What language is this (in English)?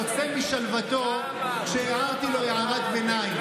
Hebrew